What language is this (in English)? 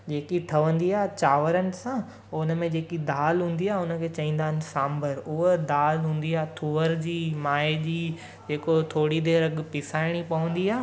Sindhi